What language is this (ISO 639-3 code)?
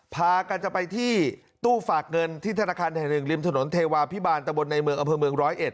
tha